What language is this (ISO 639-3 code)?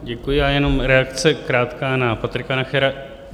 ces